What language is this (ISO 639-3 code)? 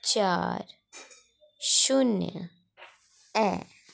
doi